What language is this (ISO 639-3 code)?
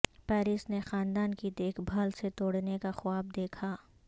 urd